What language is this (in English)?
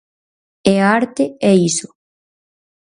Galician